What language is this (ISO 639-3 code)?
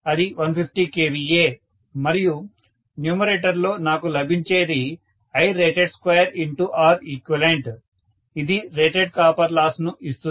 tel